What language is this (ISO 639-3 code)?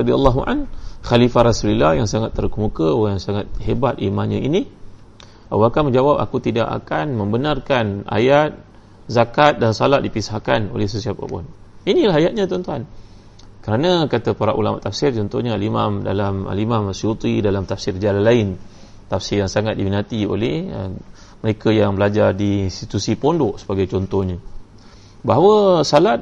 msa